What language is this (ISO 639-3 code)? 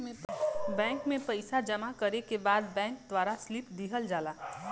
bho